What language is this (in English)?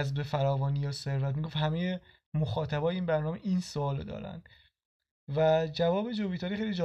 Persian